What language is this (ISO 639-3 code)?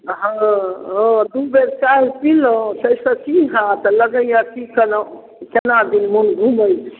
mai